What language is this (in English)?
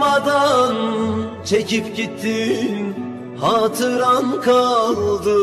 Turkish